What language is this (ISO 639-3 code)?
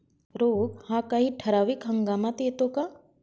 mar